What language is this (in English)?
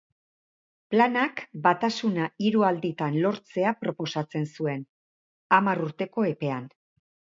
Basque